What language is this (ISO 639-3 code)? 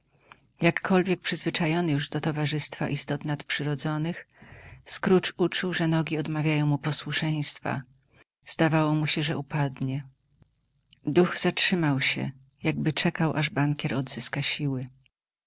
pol